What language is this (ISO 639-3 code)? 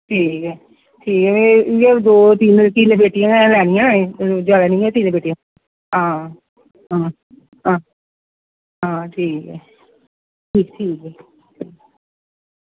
doi